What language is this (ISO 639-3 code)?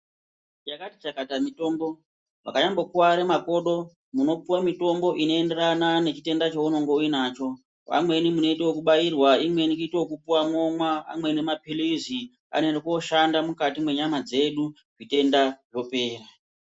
ndc